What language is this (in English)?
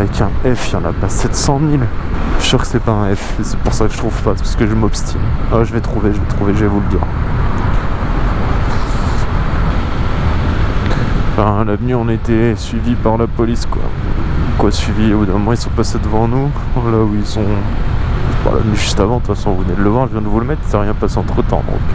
French